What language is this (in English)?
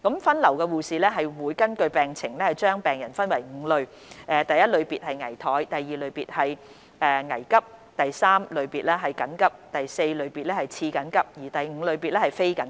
Cantonese